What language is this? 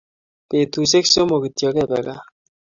Kalenjin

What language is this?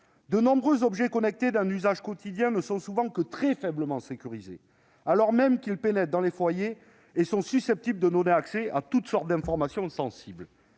French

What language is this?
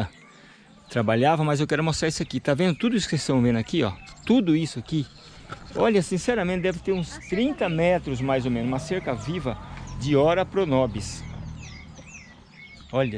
Portuguese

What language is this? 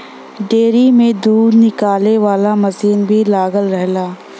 Bhojpuri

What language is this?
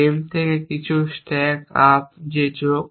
Bangla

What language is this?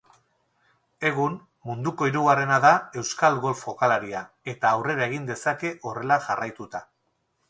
Basque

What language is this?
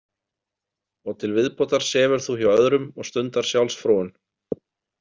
Icelandic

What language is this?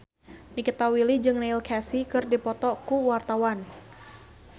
Sundanese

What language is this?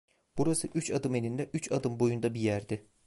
Turkish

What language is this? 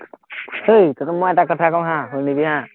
Assamese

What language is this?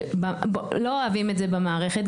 Hebrew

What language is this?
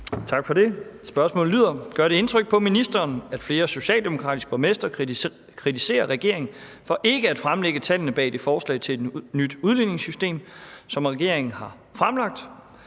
Danish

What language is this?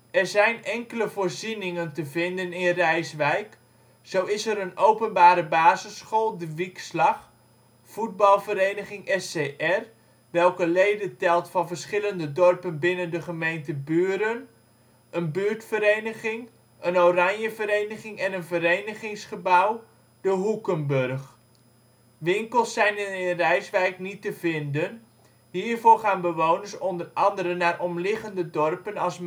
Dutch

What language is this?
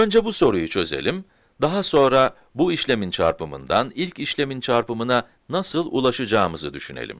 Turkish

